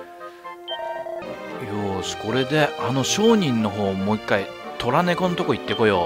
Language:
Japanese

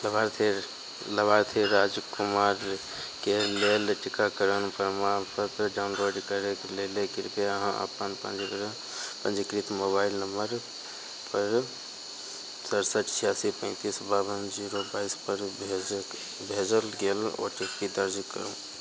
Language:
Maithili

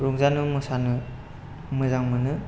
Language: Bodo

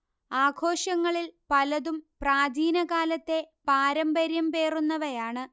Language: Malayalam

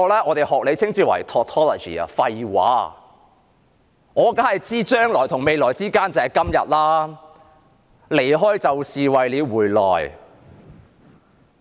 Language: Cantonese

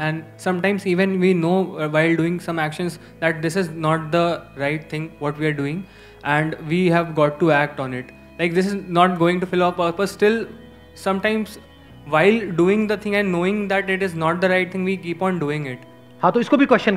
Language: Hindi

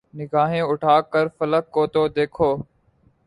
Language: Urdu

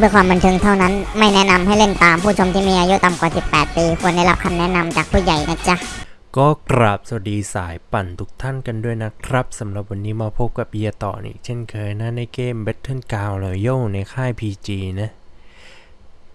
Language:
Thai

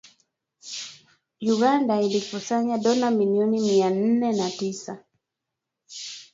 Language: Swahili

